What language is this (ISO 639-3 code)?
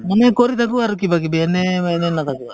asm